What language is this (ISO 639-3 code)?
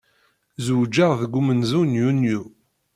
kab